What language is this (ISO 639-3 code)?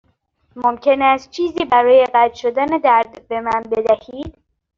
fas